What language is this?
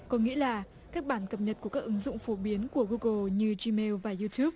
Vietnamese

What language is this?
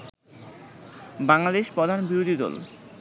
Bangla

